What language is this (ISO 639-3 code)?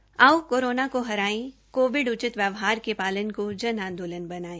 hin